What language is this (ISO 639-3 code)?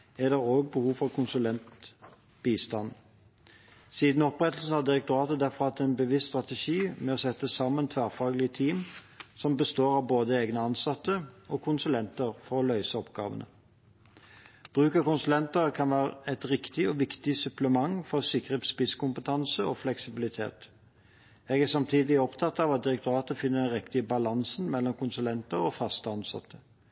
nob